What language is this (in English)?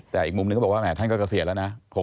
Thai